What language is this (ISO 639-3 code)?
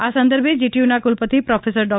guj